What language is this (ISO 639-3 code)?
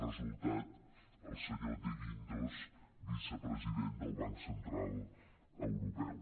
cat